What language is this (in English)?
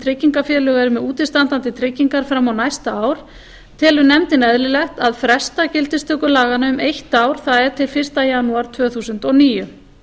Icelandic